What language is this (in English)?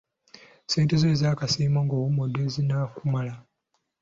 Ganda